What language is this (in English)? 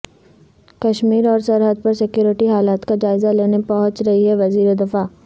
Urdu